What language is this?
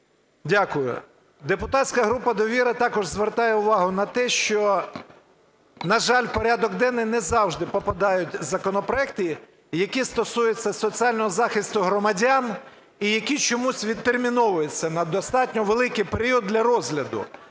Ukrainian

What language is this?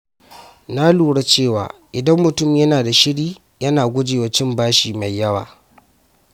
Hausa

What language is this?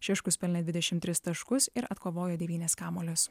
Lithuanian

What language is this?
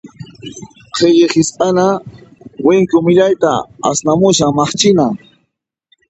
Puno Quechua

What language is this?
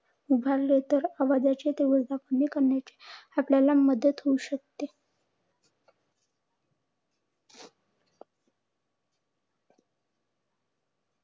Marathi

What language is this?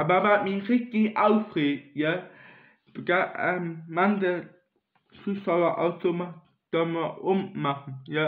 German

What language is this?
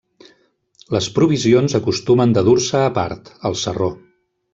Catalan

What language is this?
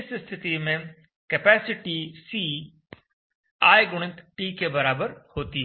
Hindi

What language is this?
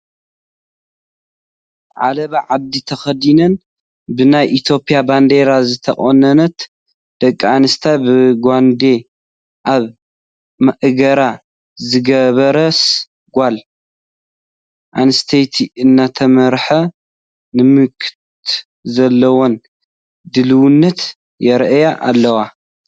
Tigrinya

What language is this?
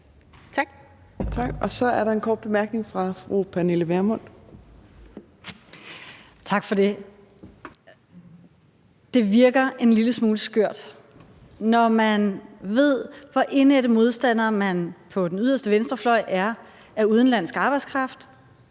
Danish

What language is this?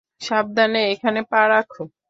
Bangla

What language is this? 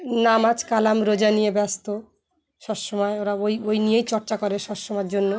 Bangla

